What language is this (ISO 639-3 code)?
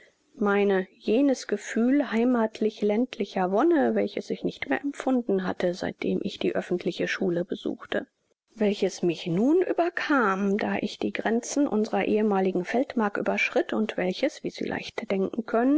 deu